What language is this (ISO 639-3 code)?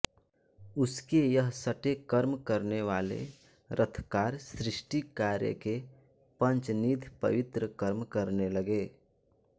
hin